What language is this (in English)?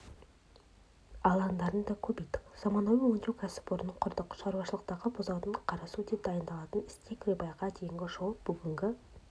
Kazakh